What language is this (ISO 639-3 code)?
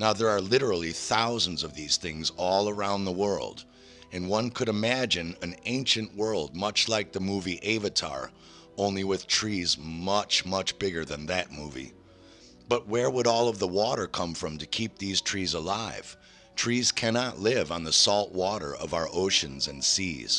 eng